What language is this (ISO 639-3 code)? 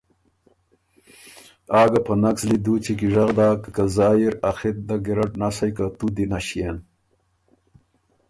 oru